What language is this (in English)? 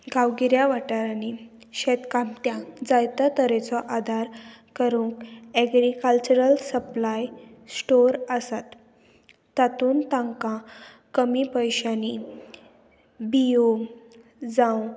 Konkani